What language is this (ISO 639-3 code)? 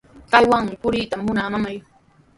qws